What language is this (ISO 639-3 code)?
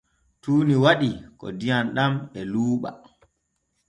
fue